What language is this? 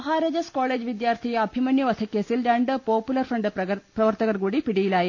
Malayalam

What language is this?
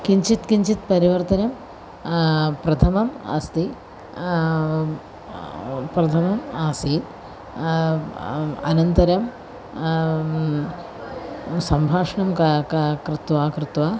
Sanskrit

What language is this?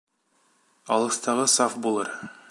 Bashkir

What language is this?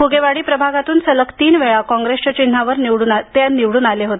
Marathi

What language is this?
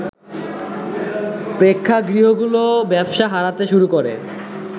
Bangla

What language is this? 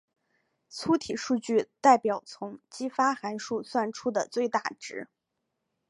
Chinese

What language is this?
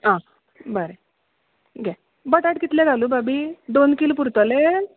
Konkani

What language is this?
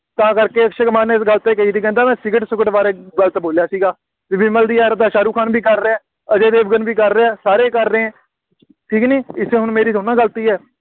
Punjabi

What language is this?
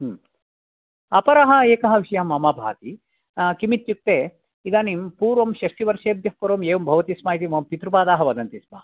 Sanskrit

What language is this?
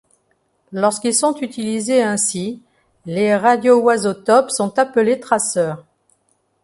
French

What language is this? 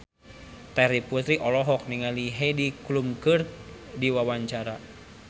Sundanese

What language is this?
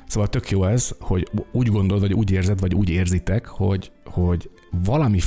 Hungarian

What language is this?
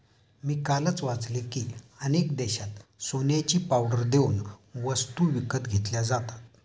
Marathi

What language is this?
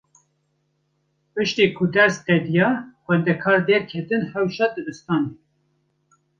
Kurdish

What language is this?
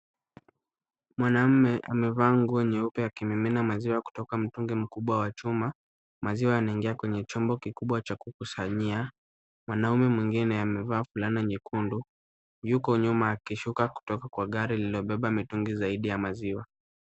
Swahili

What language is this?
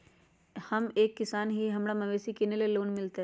Magahi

